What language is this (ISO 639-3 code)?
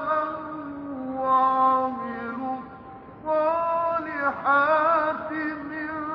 ara